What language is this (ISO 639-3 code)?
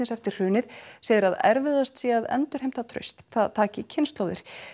isl